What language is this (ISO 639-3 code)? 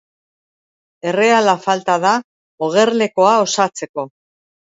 eus